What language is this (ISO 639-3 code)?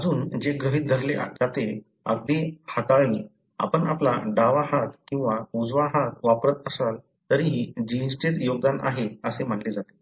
mar